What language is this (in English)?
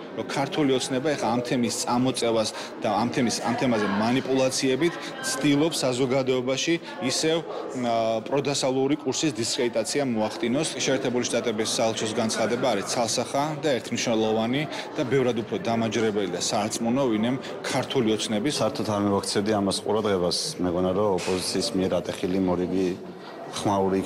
Turkish